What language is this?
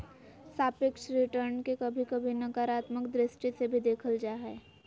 Magahi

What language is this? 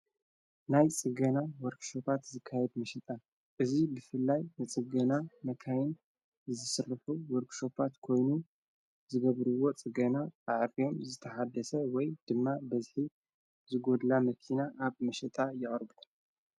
Tigrinya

